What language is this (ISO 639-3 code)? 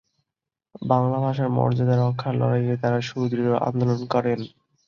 ben